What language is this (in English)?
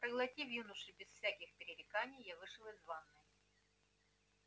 Russian